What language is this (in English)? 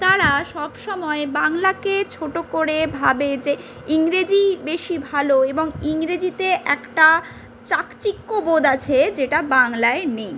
Bangla